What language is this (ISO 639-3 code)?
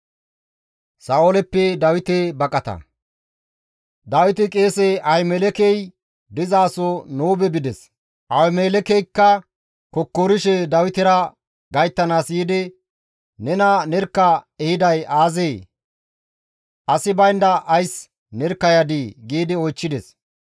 gmv